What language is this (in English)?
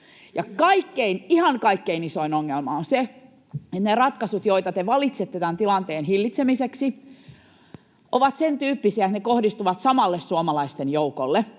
Finnish